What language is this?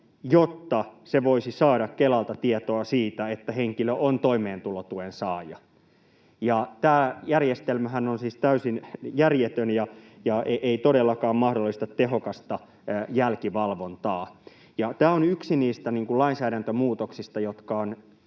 Finnish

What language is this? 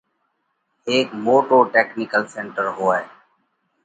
Parkari Koli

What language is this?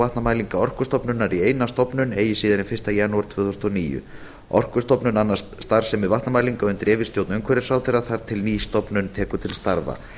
Icelandic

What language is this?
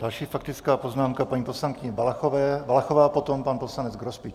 Czech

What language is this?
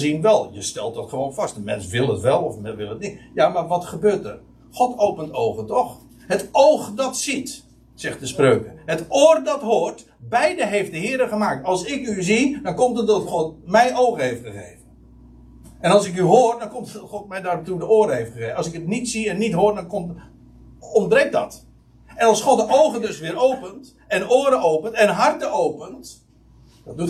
Dutch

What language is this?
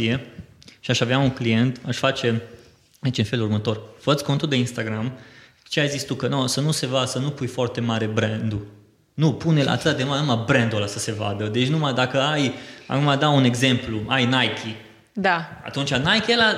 Romanian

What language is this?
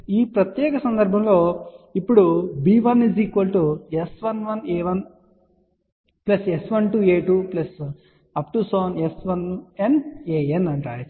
Telugu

